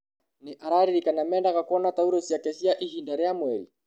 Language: Kikuyu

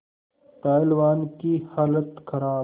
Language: Hindi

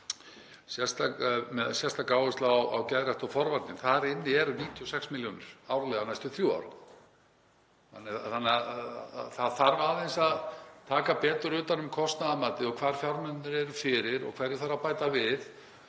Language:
Icelandic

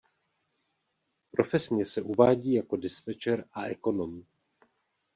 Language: Czech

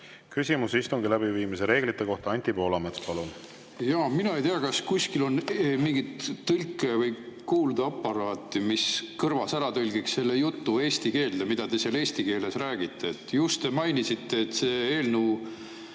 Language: Estonian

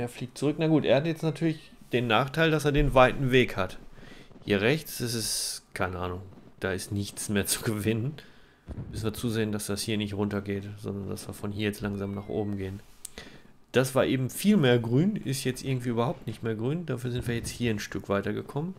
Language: German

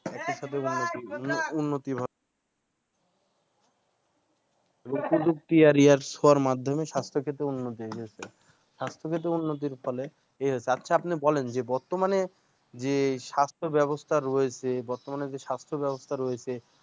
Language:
Bangla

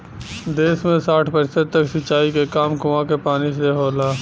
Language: Bhojpuri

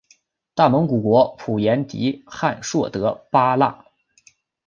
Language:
Chinese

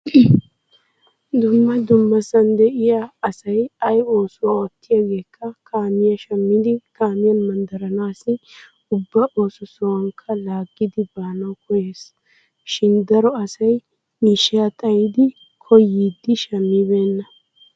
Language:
Wolaytta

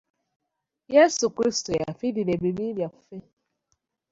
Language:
Ganda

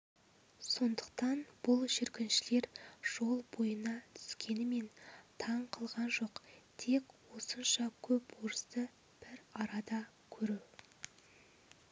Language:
Kazakh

